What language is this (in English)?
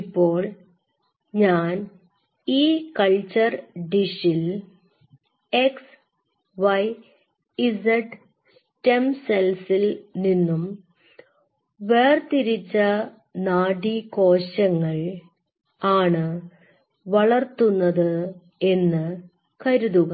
Malayalam